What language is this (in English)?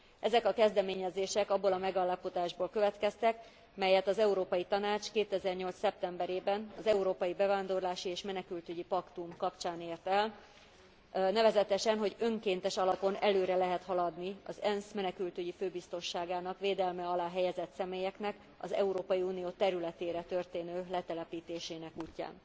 Hungarian